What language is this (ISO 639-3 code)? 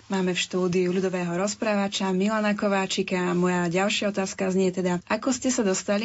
slk